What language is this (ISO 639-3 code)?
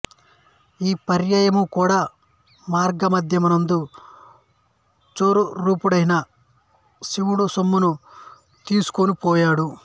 tel